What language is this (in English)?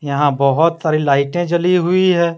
Hindi